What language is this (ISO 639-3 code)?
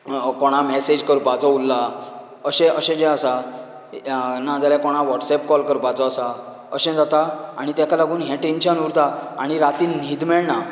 kok